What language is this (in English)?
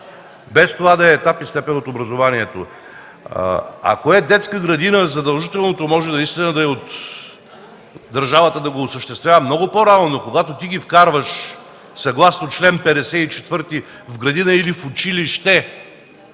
Bulgarian